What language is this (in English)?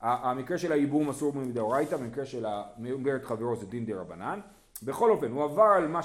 Hebrew